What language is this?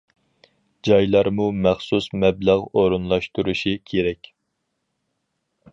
Uyghur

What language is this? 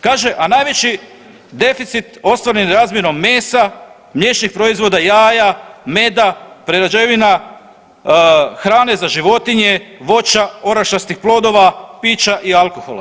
Croatian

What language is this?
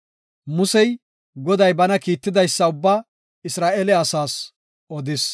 Gofa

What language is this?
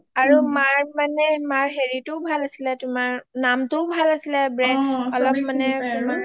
Assamese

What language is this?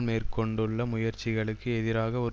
Tamil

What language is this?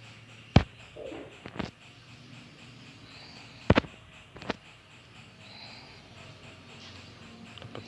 Indonesian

